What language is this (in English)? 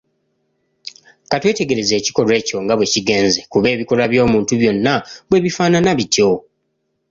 Ganda